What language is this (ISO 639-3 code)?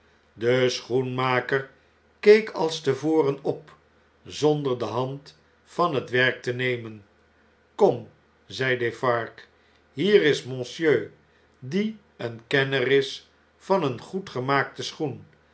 nld